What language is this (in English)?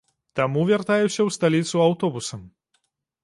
Belarusian